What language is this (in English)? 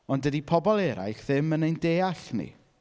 Welsh